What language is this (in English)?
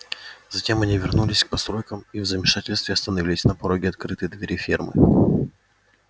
Russian